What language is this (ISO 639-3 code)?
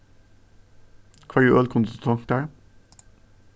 fao